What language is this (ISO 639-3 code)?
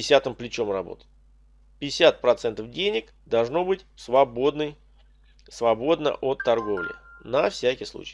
rus